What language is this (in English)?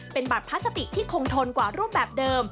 Thai